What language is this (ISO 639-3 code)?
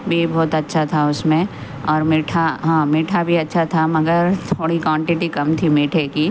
urd